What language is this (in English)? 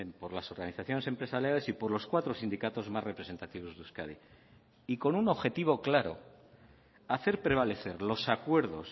Spanish